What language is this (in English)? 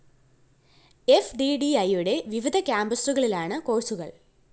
Malayalam